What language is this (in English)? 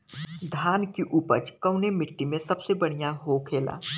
Bhojpuri